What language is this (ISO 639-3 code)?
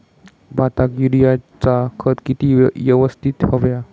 mar